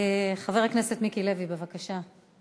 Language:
Hebrew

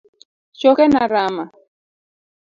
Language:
Luo (Kenya and Tanzania)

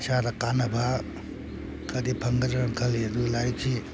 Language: Manipuri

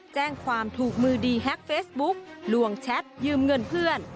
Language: Thai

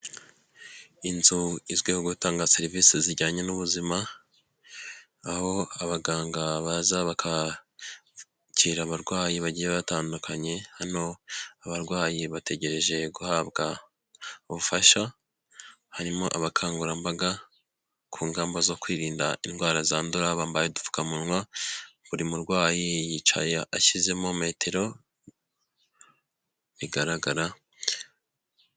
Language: Kinyarwanda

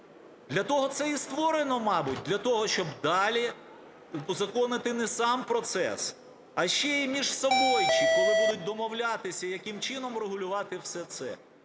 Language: Ukrainian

